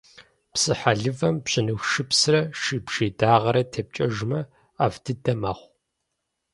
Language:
Kabardian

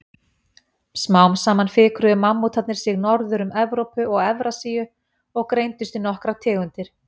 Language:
Icelandic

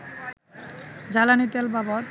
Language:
Bangla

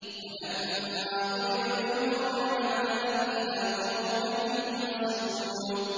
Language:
Arabic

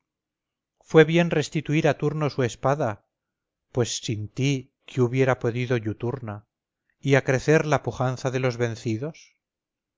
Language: Spanish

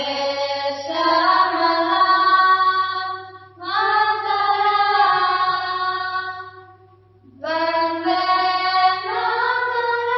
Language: Marathi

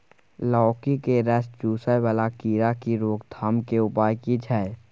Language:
Maithili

